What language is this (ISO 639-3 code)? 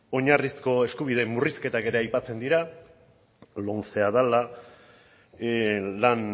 eus